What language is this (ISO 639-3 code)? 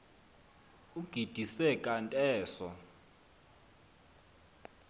xho